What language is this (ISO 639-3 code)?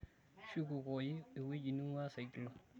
mas